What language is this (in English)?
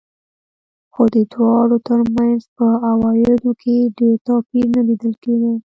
Pashto